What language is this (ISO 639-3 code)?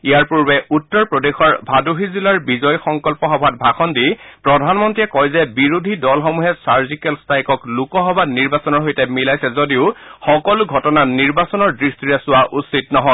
asm